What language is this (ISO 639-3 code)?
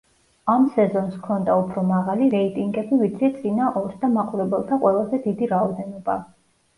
kat